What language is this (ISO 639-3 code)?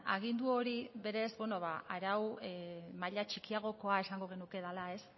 eus